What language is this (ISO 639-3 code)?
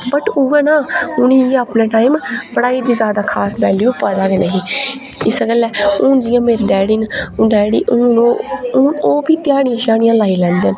doi